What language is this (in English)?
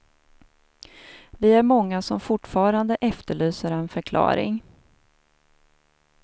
Swedish